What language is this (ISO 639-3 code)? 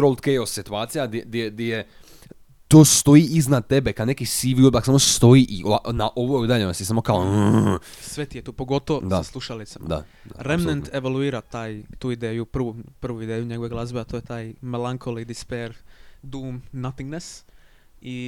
hrv